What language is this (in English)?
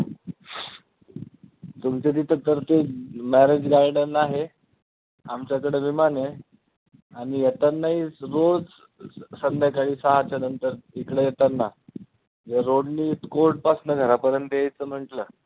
Marathi